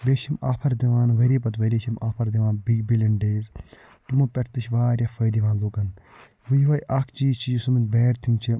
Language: Kashmiri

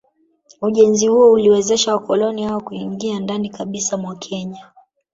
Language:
Swahili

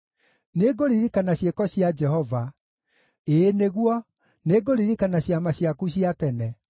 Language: Kikuyu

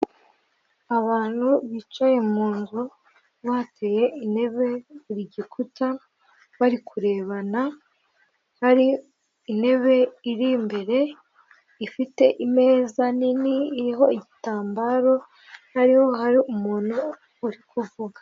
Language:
Kinyarwanda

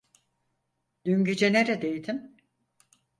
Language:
Turkish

